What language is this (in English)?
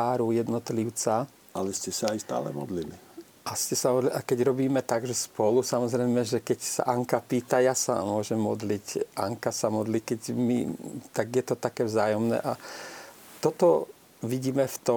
Slovak